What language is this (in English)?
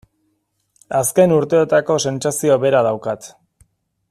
Basque